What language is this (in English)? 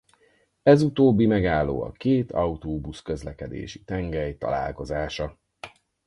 Hungarian